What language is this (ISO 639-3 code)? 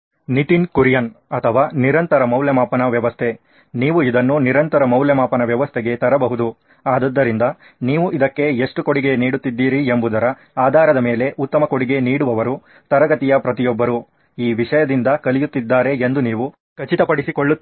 kan